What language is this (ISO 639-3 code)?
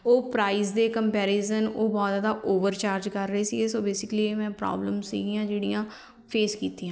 pan